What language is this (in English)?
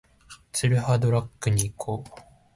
Japanese